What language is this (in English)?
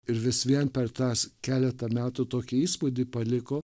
Lithuanian